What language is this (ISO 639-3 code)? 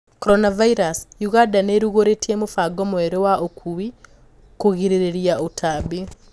kik